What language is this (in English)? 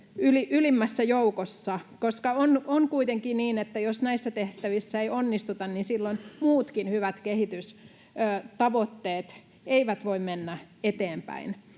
Finnish